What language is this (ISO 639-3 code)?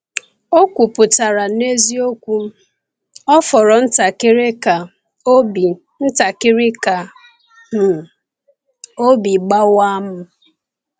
ibo